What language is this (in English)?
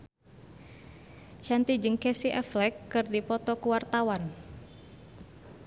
Sundanese